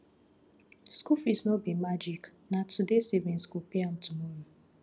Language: Nigerian Pidgin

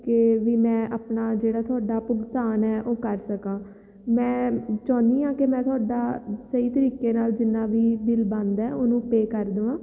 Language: Punjabi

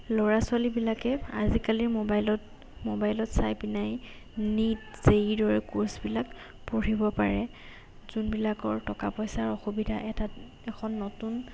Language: Assamese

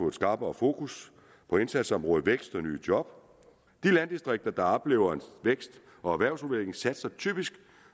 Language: Danish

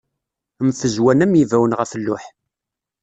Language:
Kabyle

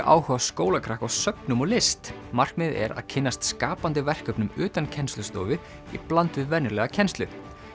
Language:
Icelandic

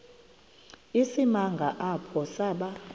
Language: Xhosa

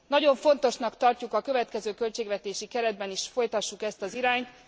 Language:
Hungarian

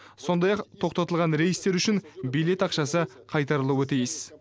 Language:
Kazakh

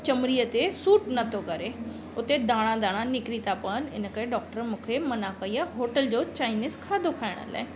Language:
Sindhi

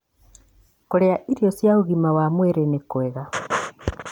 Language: Kikuyu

